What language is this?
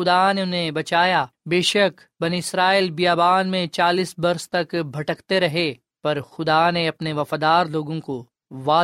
Urdu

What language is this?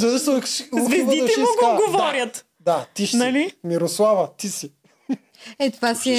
Bulgarian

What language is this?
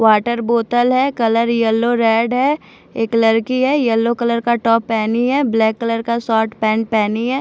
Hindi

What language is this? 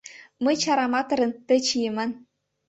Mari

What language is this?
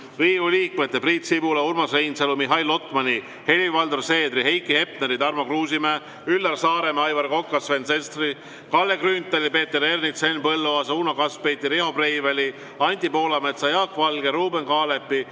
Estonian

